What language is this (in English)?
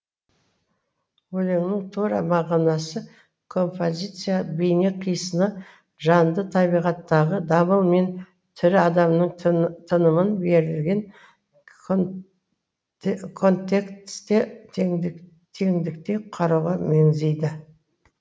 Kazakh